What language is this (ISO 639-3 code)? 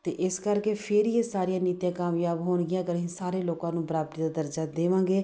pan